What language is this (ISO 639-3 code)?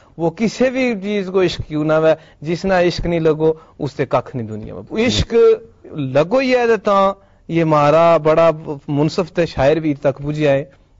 urd